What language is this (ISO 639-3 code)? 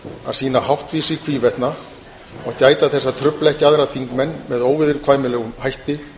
isl